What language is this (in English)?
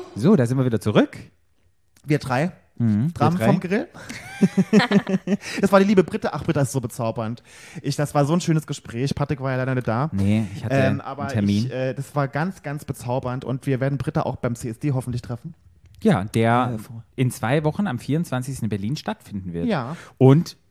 German